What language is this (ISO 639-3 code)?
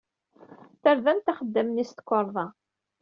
kab